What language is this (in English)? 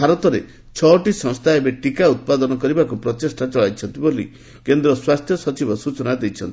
Odia